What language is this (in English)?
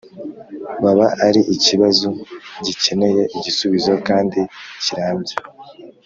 Kinyarwanda